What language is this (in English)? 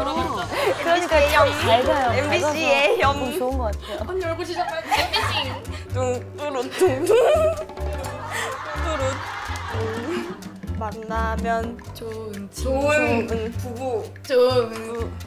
Korean